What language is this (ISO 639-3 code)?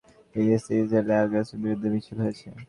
ben